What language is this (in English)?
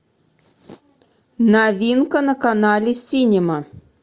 Russian